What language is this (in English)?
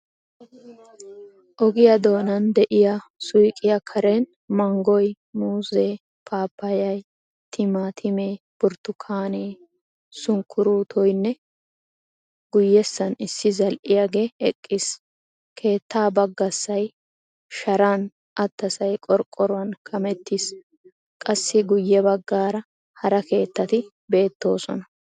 Wolaytta